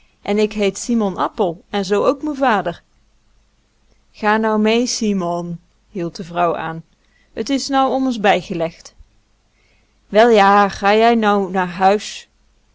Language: Dutch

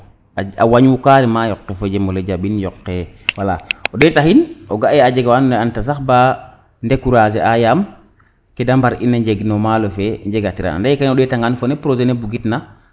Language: Serer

